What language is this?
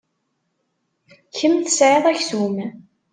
Kabyle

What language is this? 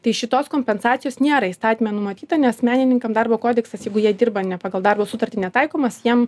Lithuanian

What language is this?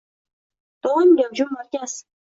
Uzbek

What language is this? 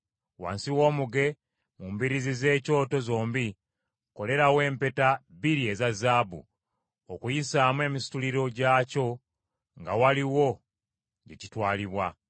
Ganda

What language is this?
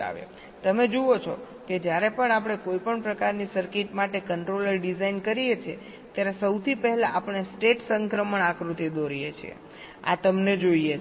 Gujarati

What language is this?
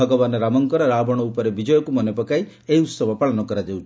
Odia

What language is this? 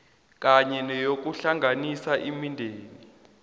South Ndebele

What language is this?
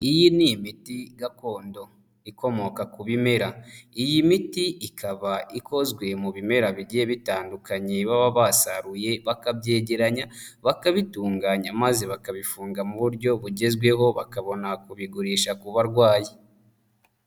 Kinyarwanda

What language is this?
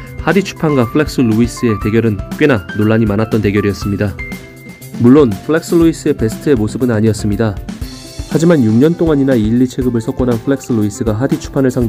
Korean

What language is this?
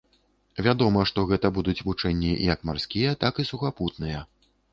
Belarusian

